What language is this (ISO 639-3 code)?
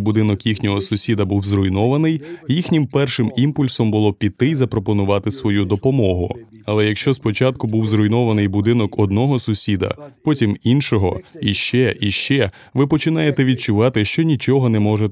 ukr